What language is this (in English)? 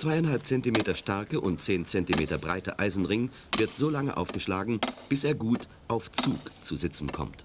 German